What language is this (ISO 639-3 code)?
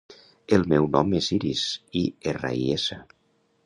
cat